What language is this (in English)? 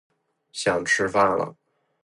Chinese